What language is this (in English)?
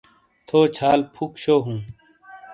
Shina